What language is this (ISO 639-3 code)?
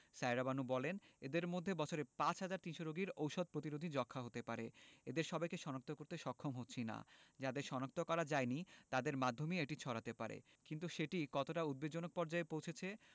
ben